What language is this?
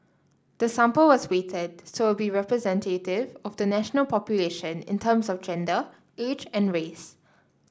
English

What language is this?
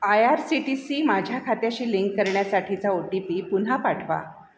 Marathi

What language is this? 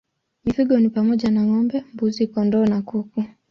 Swahili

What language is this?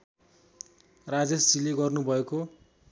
Nepali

